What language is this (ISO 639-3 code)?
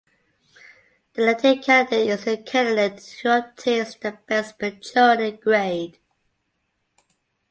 eng